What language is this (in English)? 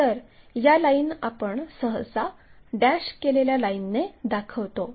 Marathi